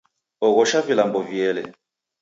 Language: Taita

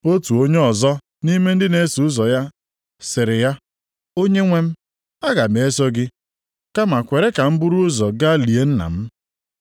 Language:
Igbo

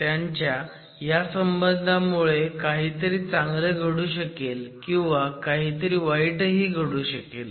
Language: Marathi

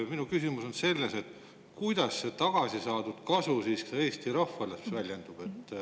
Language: Estonian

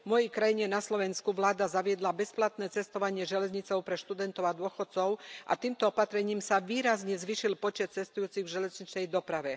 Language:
Slovak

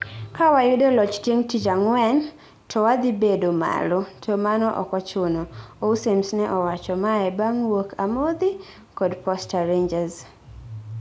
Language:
Luo (Kenya and Tanzania)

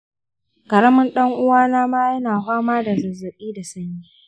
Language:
Hausa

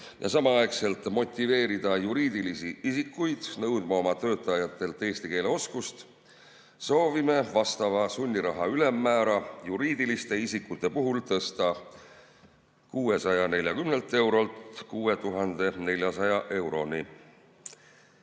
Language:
Estonian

